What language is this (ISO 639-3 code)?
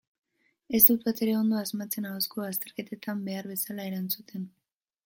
eus